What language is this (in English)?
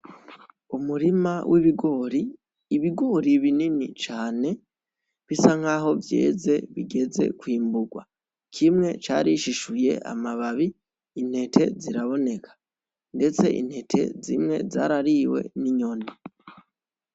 Rundi